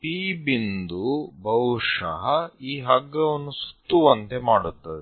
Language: Kannada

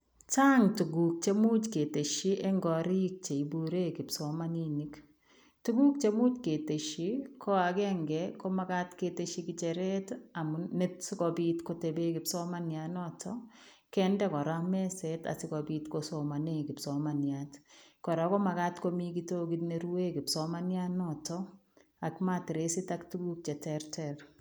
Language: Kalenjin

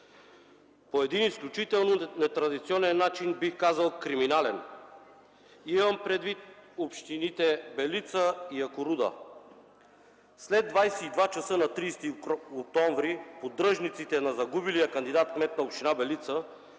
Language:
Bulgarian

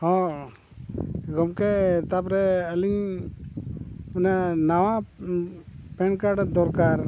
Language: Santali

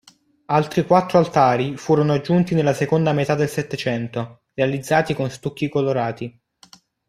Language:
Italian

